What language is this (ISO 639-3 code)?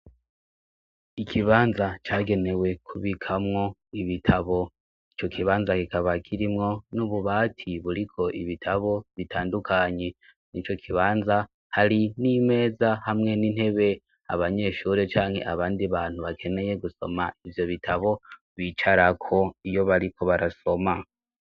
run